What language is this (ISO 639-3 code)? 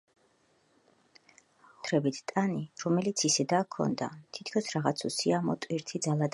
kat